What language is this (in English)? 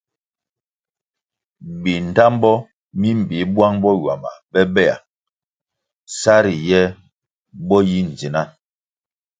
Kwasio